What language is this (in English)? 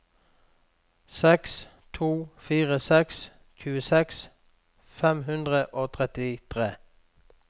Norwegian